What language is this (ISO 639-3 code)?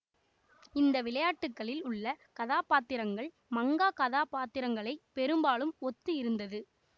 tam